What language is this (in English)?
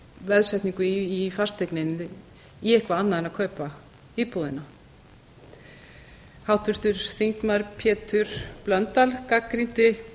Icelandic